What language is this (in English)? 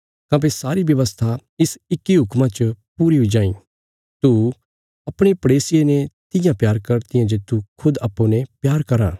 Bilaspuri